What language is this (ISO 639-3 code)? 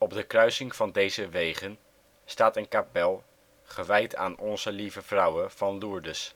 nld